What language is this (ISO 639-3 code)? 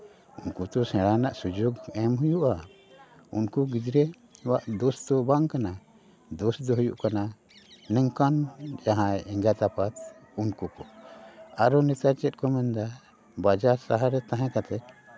sat